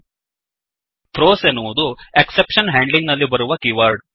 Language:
Kannada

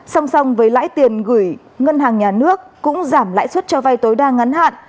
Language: Vietnamese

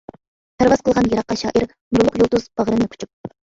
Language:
Uyghur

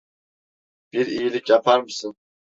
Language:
Turkish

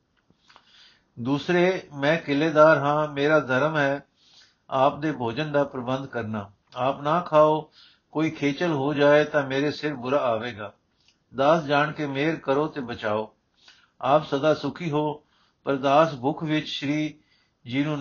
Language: Punjabi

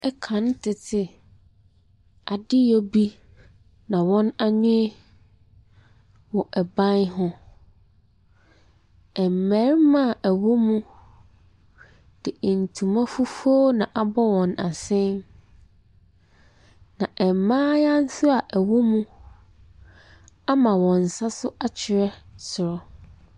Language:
Akan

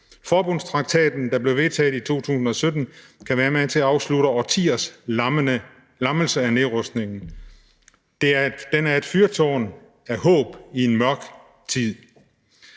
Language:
Danish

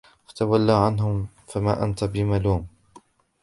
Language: Arabic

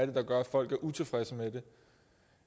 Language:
Danish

